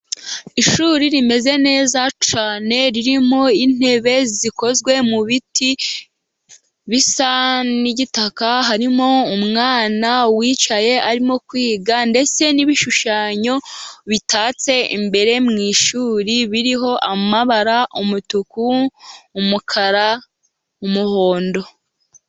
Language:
Kinyarwanda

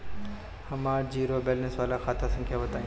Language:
Bhojpuri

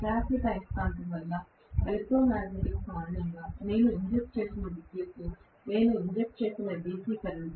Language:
Telugu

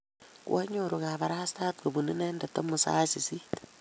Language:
Kalenjin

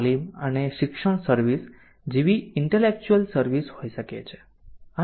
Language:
Gujarati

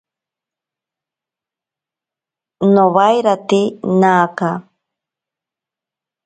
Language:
Ashéninka Perené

